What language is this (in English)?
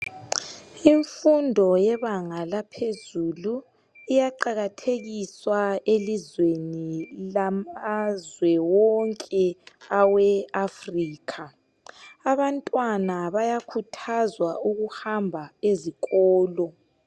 North Ndebele